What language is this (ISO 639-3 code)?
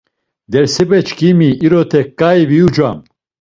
lzz